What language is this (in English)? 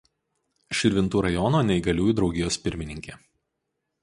Lithuanian